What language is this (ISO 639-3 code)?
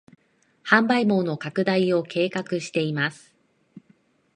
jpn